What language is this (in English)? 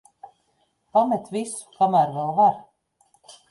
Latvian